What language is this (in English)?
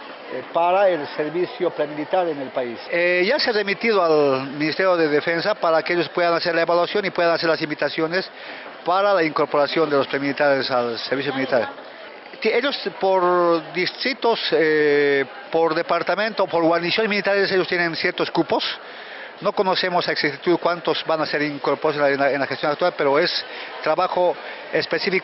Spanish